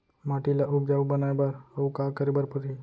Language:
Chhattisgarhi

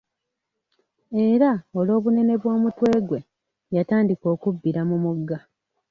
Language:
Ganda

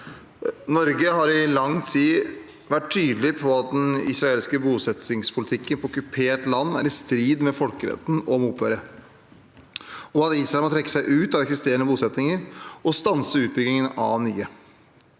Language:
Norwegian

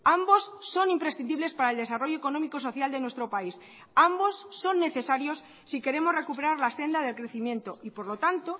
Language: Spanish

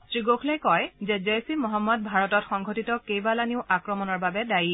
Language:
Assamese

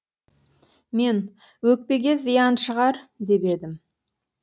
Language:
Kazakh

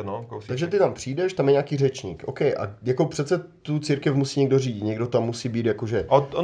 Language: Czech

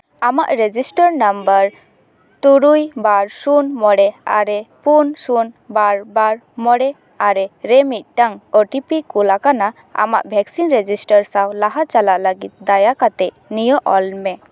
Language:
Santali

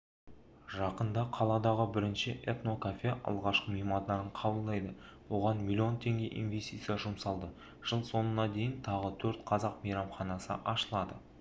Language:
Kazakh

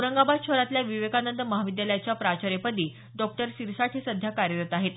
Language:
Marathi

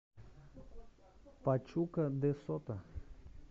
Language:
Russian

